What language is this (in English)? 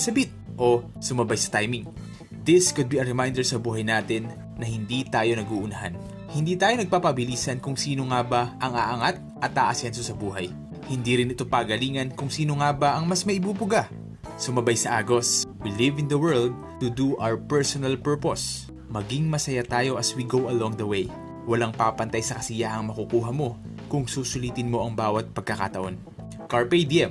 Filipino